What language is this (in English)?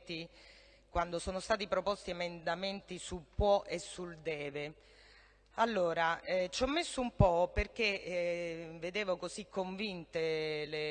Italian